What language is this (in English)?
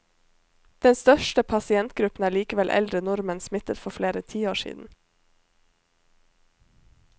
Norwegian